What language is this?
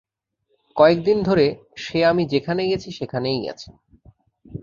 Bangla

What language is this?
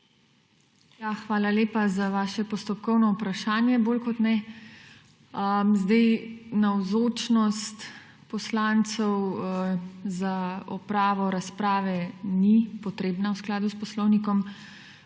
Slovenian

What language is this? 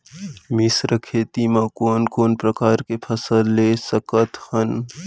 Chhattisgarhi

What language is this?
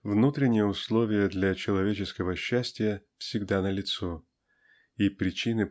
Russian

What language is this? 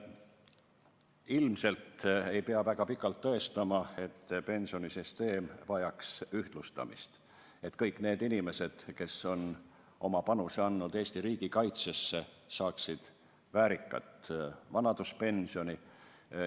Estonian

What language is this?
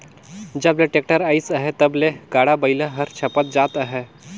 Chhattisgarhi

